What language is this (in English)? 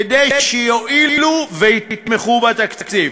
Hebrew